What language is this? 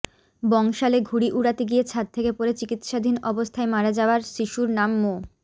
Bangla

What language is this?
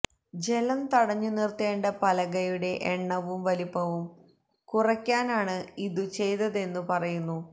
Malayalam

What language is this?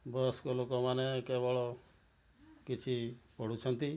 Odia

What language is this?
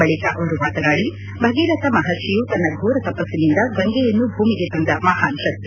Kannada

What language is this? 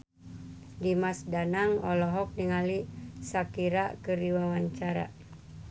Sundanese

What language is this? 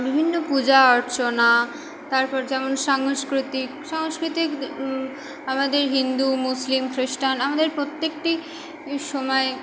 Bangla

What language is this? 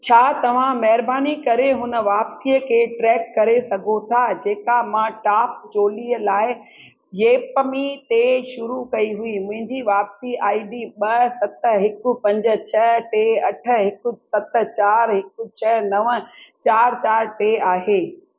Sindhi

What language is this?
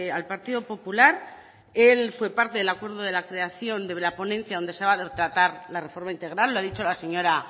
Spanish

